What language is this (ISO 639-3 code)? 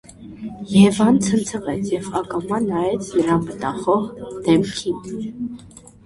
hye